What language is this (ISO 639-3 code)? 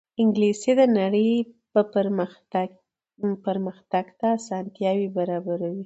pus